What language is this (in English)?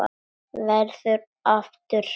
Icelandic